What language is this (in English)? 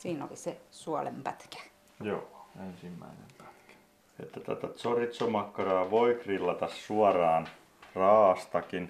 Finnish